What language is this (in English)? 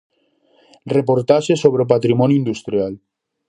Galician